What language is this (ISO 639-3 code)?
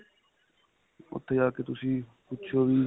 pan